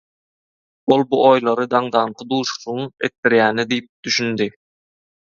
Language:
Turkmen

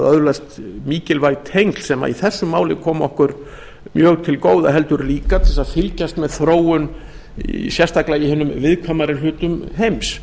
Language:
Icelandic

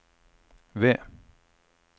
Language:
Norwegian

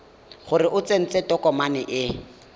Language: Tswana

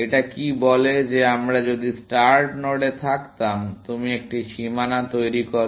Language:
Bangla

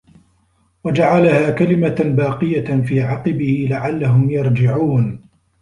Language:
Arabic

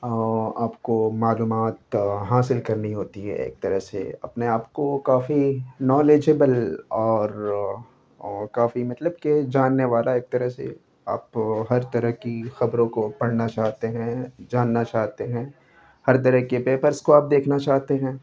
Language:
Urdu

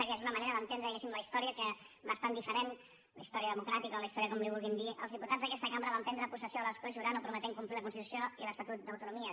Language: Catalan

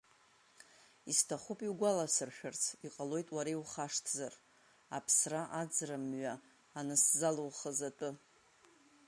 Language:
Abkhazian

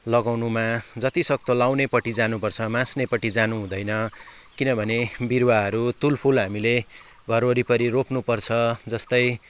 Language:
Nepali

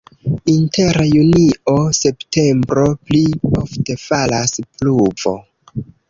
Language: Esperanto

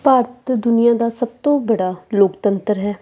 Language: Punjabi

